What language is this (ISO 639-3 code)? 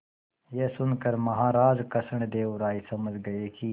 hin